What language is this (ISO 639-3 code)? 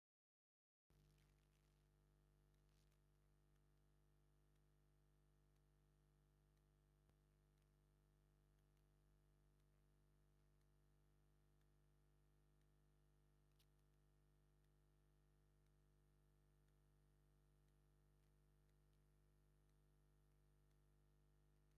tir